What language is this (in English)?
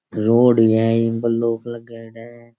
Rajasthani